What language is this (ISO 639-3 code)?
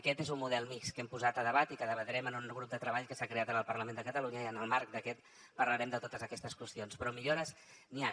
cat